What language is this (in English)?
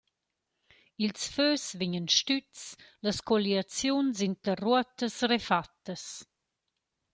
Romansh